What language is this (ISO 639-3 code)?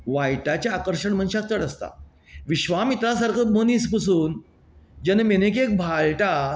kok